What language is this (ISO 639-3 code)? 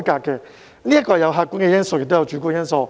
yue